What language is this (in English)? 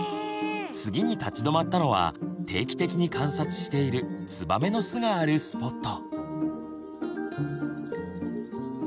Japanese